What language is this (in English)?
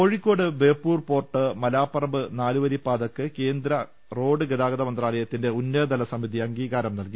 Malayalam